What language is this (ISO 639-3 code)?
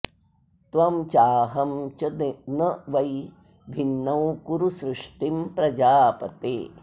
san